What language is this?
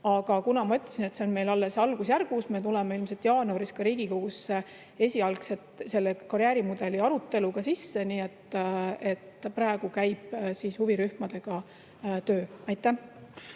Estonian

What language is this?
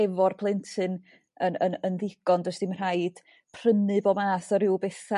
Welsh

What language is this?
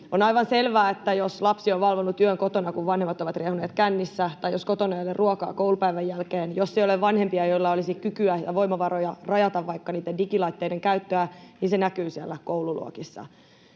Finnish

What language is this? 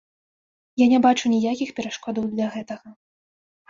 Belarusian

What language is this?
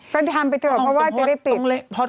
Thai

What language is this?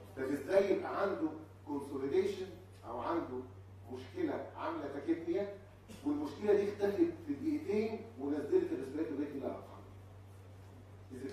Arabic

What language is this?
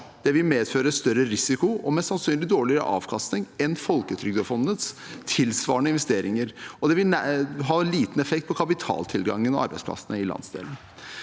Norwegian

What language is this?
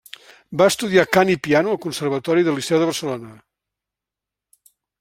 Catalan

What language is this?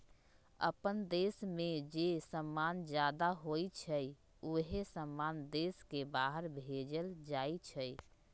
Magahi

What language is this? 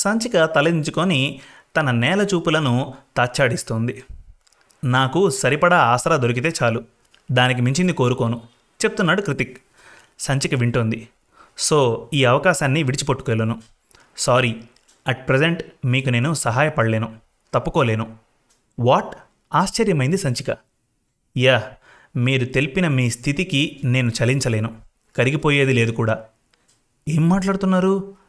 Telugu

